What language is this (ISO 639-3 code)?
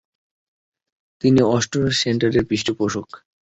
ben